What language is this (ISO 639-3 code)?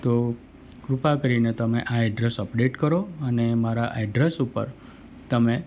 guj